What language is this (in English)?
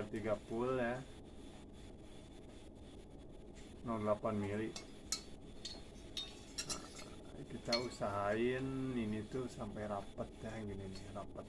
Indonesian